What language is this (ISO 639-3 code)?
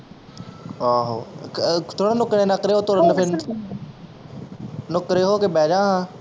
pan